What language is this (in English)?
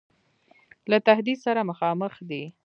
Pashto